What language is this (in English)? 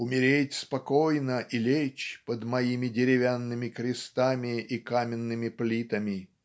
Russian